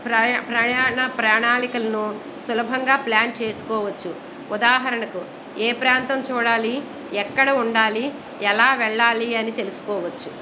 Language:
Telugu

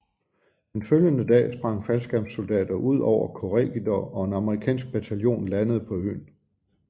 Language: Danish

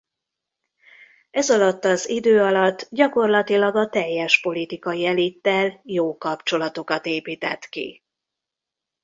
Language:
Hungarian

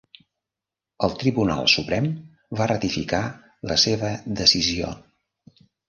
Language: Catalan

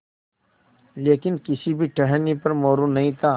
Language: Hindi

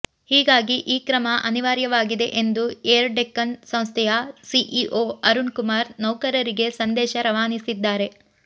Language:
Kannada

